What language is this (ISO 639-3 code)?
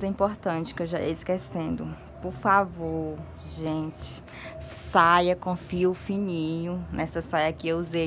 por